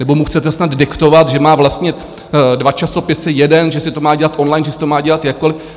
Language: Czech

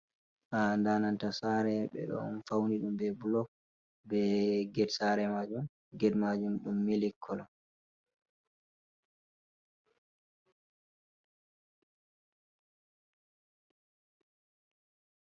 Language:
Fula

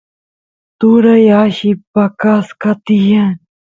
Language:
Santiago del Estero Quichua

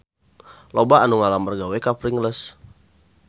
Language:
Sundanese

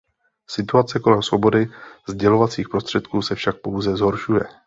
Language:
Czech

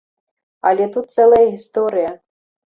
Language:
Belarusian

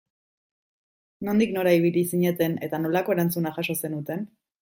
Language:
Basque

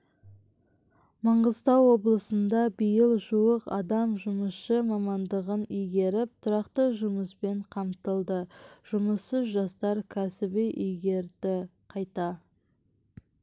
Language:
Kazakh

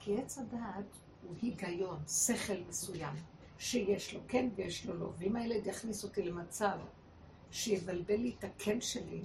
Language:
Hebrew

